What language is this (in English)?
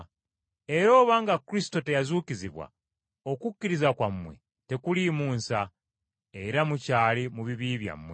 Ganda